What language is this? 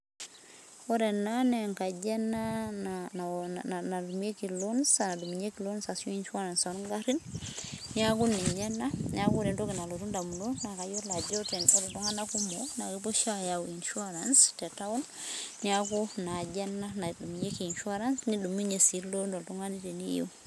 Masai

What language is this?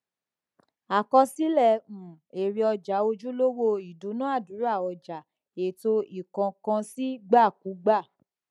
Yoruba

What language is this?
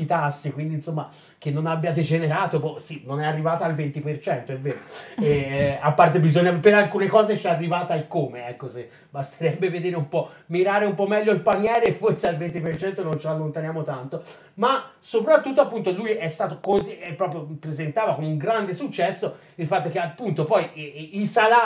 Italian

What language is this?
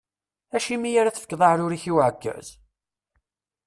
Kabyle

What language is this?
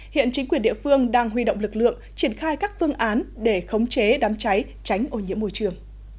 Vietnamese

